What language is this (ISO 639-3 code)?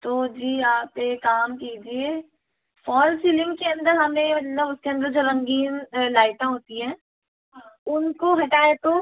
hin